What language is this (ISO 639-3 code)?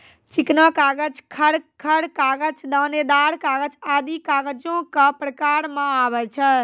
mai